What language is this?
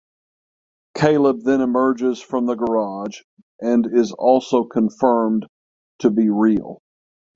English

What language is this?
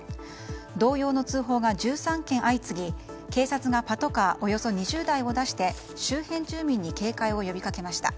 Japanese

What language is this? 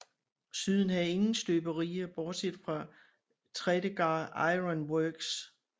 Danish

